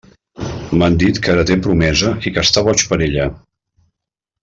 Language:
Catalan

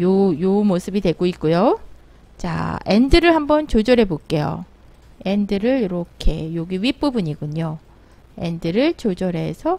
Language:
Korean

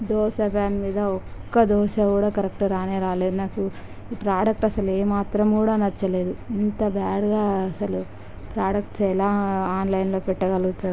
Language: Telugu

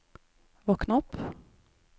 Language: Norwegian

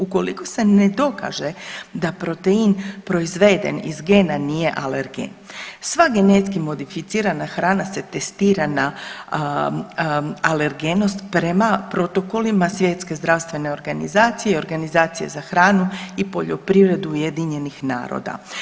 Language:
Croatian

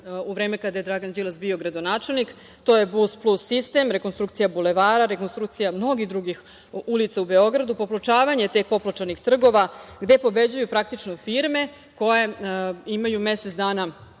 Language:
Serbian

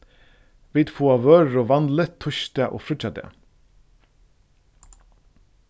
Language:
Faroese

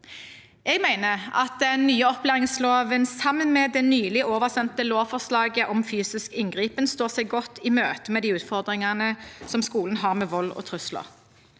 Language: Norwegian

